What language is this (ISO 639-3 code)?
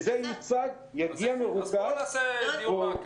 heb